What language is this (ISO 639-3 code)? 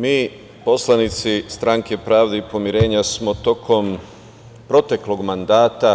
srp